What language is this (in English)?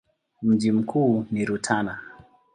Swahili